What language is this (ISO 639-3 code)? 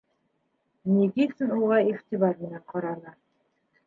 bak